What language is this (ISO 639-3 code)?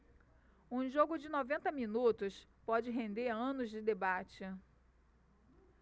por